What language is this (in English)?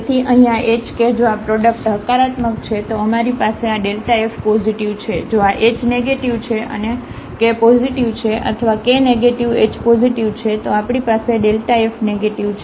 Gujarati